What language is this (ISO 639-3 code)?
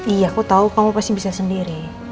ind